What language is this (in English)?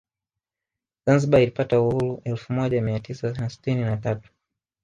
Swahili